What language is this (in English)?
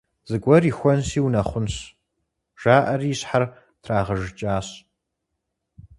Kabardian